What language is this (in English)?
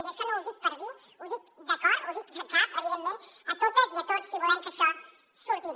Catalan